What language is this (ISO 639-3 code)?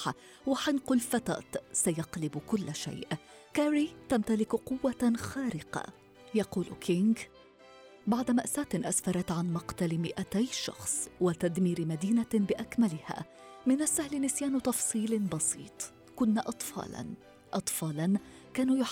ara